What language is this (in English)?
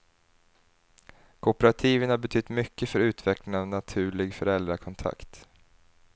Swedish